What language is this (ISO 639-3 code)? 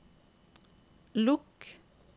nor